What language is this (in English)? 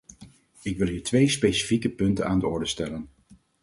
Dutch